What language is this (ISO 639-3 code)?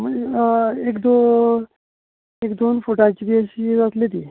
kok